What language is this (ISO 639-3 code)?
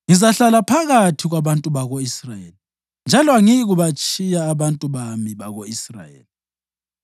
nde